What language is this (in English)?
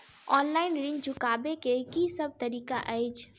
Maithili